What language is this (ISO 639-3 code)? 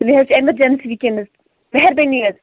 kas